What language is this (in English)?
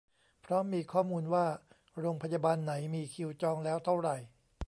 Thai